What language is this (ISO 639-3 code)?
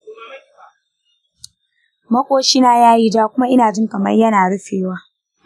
hau